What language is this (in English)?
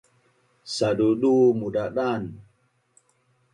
Bunun